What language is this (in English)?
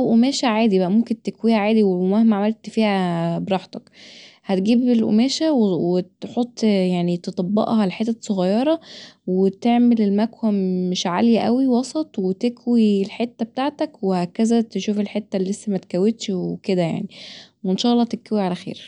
Egyptian Arabic